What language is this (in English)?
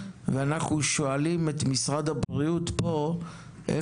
Hebrew